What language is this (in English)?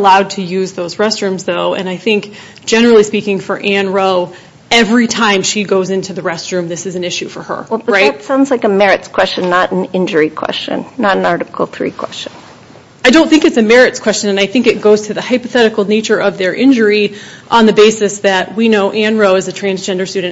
English